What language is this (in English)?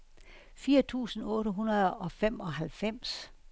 Danish